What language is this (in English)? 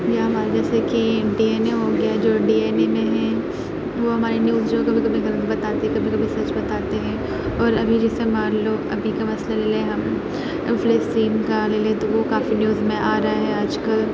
Urdu